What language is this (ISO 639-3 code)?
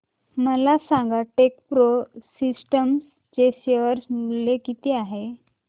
mar